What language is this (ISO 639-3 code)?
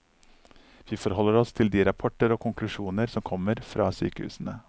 nor